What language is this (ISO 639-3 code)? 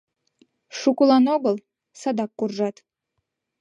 chm